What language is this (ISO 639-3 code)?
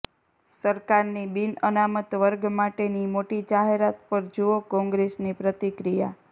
guj